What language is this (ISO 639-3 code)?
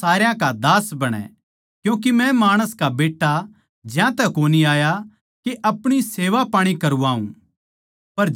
bgc